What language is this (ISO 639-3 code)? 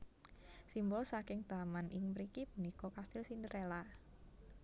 jav